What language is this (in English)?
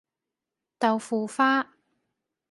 Cantonese